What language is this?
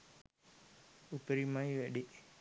Sinhala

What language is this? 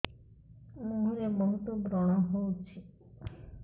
Odia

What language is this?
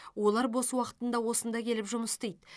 Kazakh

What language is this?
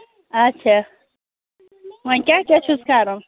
Kashmiri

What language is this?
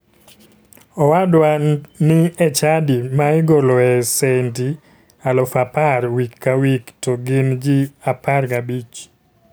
Luo (Kenya and Tanzania)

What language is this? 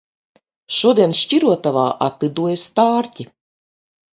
Latvian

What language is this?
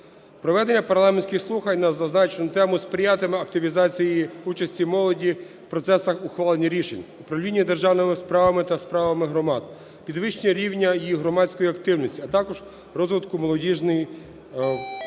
Ukrainian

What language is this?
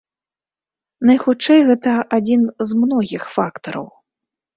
Belarusian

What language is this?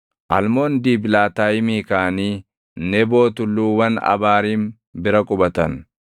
Oromo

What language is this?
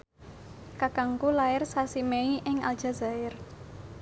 Javanese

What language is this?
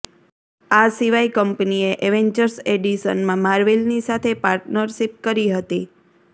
Gujarati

